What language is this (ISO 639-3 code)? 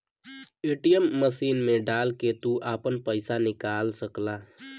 bho